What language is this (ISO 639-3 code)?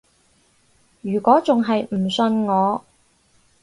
yue